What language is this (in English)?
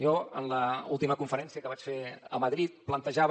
Catalan